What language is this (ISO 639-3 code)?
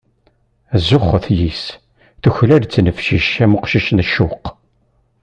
kab